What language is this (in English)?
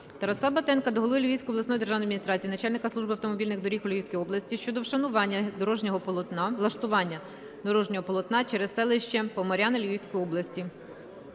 Ukrainian